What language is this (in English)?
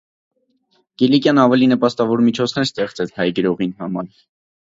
Armenian